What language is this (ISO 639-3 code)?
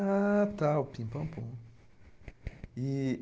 por